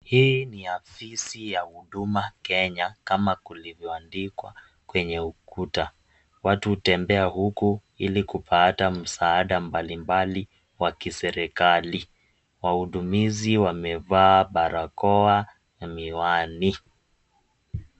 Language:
Swahili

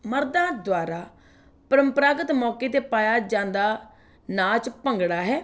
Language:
Punjabi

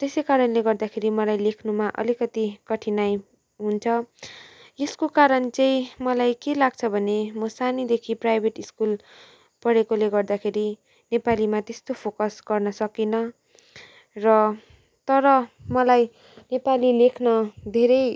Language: Nepali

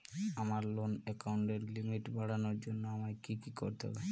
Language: Bangla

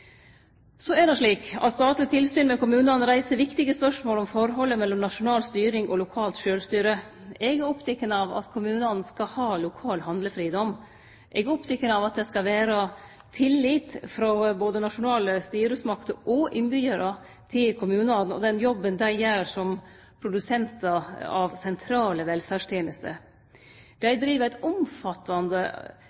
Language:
Norwegian Nynorsk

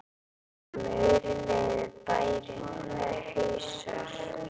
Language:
Icelandic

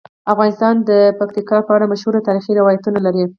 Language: Pashto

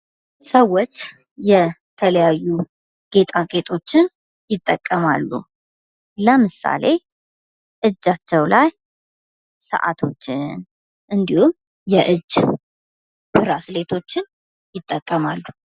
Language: Amharic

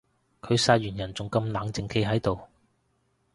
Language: Cantonese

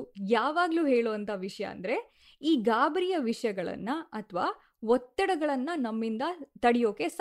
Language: Kannada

